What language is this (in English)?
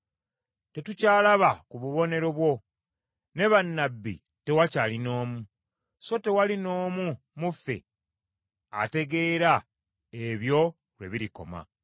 Ganda